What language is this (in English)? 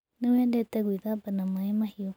Kikuyu